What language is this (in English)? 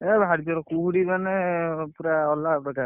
Odia